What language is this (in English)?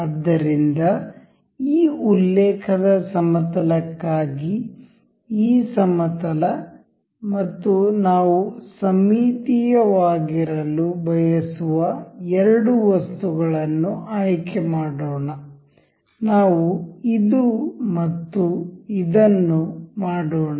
Kannada